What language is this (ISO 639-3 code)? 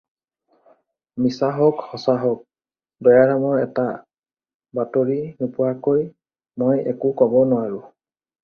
asm